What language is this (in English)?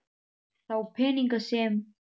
Icelandic